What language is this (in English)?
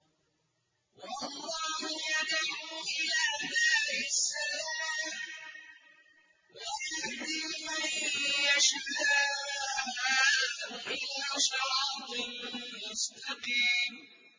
Arabic